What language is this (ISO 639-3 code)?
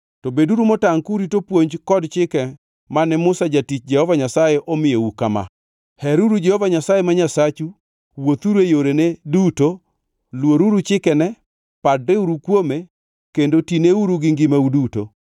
luo